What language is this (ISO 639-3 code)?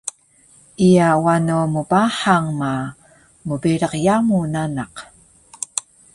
trv